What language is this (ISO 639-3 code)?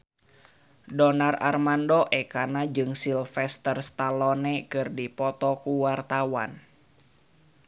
sun